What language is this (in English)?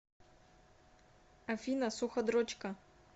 Russian